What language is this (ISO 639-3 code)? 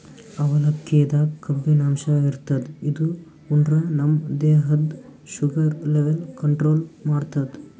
kan